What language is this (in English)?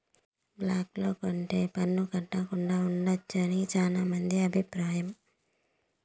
Telugu